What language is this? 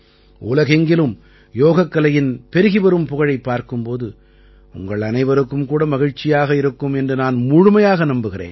Tamil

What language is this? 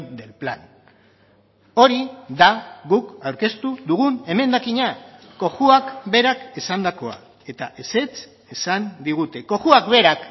Basque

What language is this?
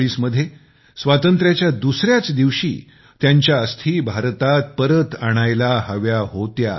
Marathi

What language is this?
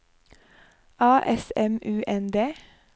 Norwegian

